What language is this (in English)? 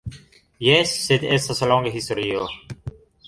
Esperanto